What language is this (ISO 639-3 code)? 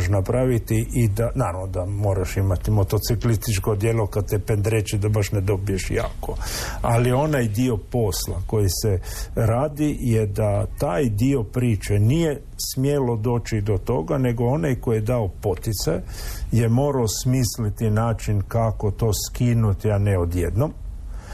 hrv